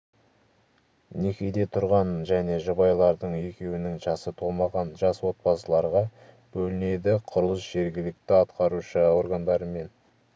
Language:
Kazakh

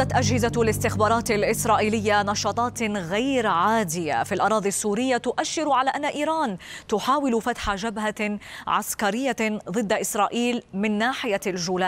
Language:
Arabic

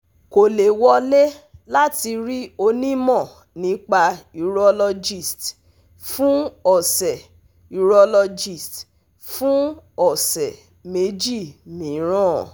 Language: Yoruba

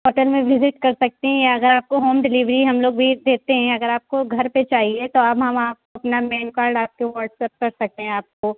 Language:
Urdu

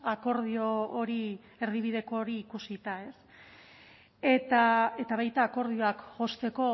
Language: Basque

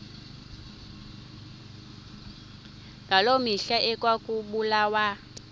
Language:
Xhosa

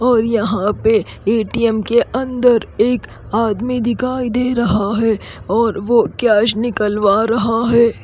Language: Hindi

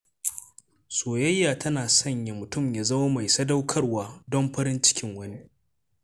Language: Hausa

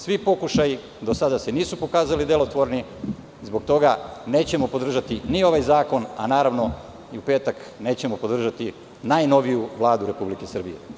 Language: Serbian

